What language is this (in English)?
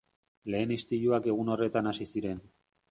Basque